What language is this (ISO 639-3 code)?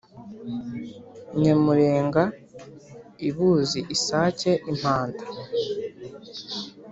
kin